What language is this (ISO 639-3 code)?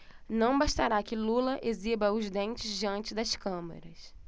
por